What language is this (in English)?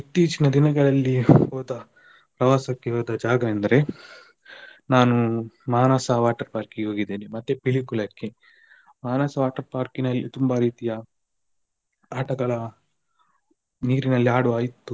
Kannada